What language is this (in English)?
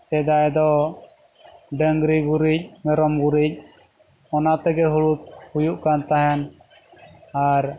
Santali